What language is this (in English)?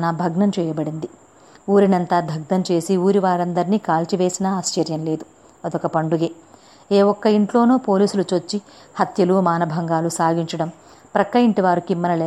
Telugu